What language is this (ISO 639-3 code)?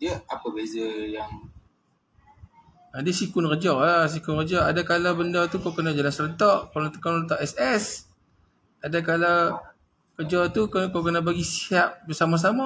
msa